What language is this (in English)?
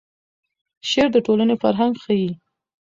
Pashto